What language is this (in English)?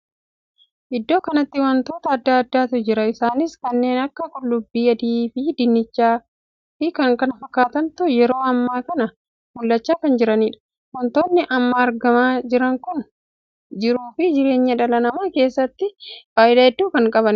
Oromo